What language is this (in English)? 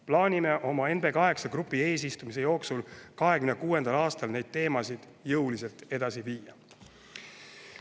Estonian